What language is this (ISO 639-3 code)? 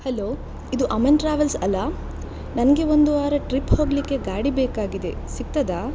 kan